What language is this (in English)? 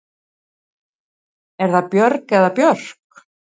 Icelandic